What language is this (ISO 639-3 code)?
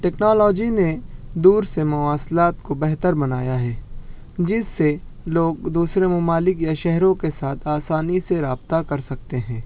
urd